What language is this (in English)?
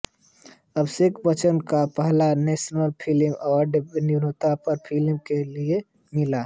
Hindi